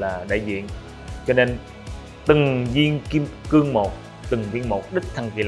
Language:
Vietnamese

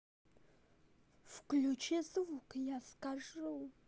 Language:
Russian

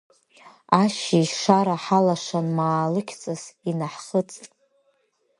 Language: Abkhazian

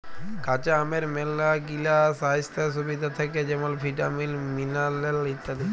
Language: Bangla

